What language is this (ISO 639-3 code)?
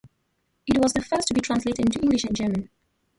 eng